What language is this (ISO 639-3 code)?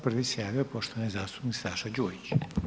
hrv